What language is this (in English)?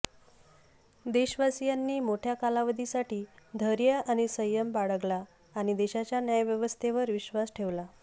Marathi